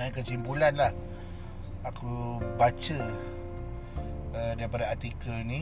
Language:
Malay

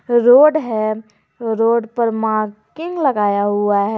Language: Hindi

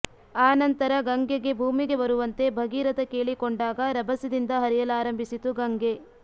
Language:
Kannada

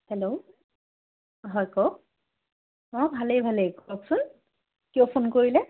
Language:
Assamese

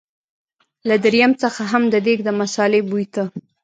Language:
Pashto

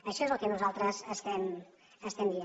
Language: Catalan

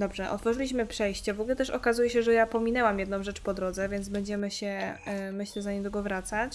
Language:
Polish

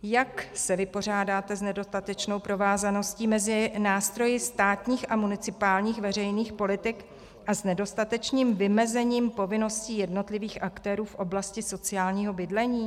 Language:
Czech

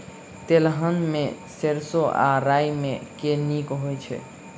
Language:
Maithili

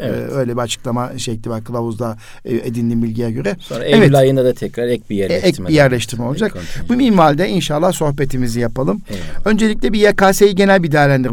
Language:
Turkish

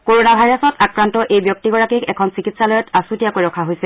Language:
Assamese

